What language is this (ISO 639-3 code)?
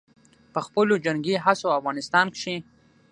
pus